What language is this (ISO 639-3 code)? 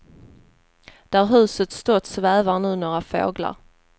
swe